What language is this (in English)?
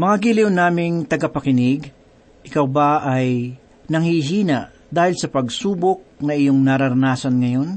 Filipino